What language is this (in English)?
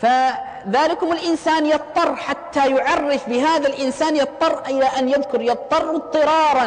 Arabic